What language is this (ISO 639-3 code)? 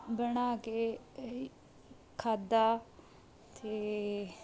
pan